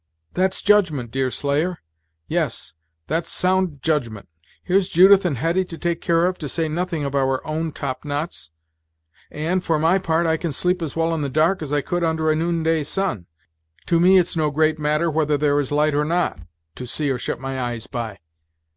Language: English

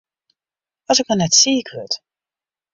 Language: Western Frisian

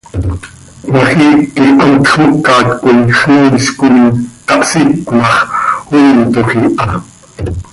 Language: Seri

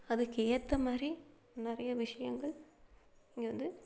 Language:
Tamil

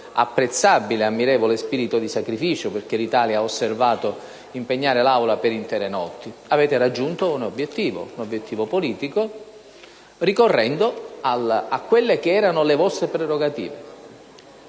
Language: Italian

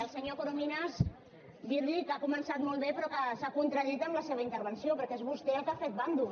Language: Catalan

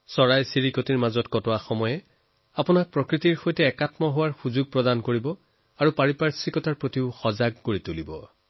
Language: Assamese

